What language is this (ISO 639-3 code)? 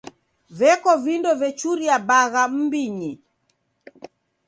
dav